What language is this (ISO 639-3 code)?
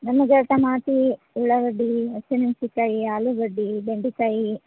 kan